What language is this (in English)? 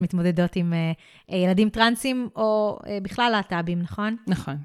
Hebrew